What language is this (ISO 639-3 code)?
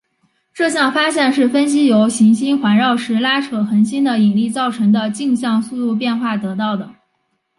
zho